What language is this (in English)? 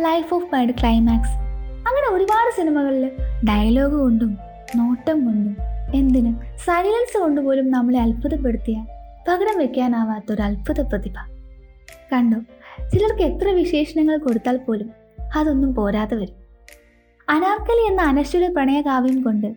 Malayalam